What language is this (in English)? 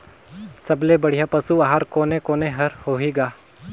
Chhattisgarhi